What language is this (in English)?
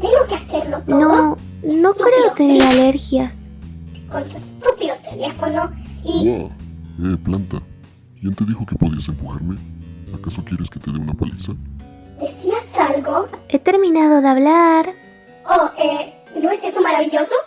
Spanish